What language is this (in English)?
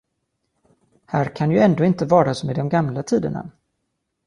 Swedish